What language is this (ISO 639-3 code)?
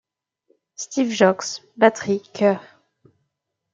fra